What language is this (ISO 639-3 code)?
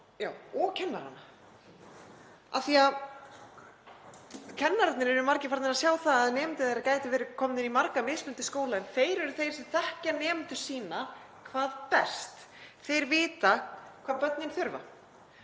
isl